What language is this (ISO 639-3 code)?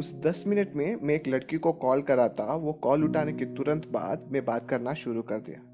hin